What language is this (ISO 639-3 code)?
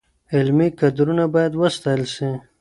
pus